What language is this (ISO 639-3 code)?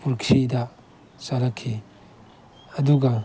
mni